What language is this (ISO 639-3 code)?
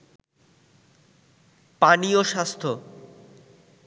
ben